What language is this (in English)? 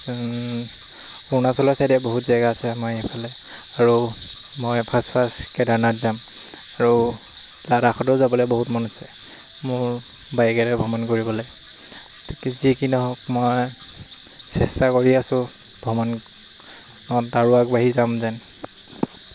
Assamese